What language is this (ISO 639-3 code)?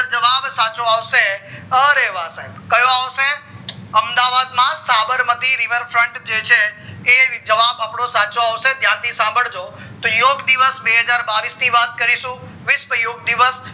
guj